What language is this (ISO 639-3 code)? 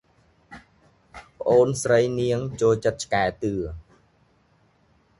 khm